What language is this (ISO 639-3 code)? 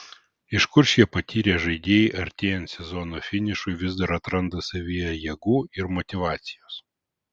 lit